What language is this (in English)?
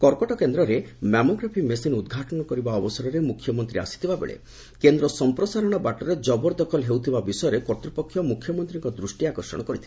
Odia